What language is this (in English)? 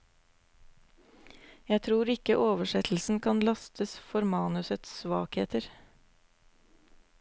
Norwegian